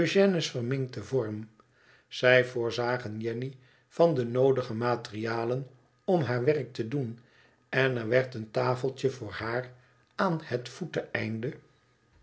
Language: Dutch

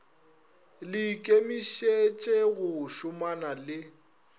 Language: Northern Sotho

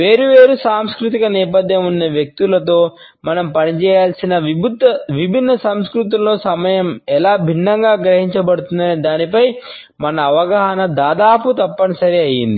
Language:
Telugu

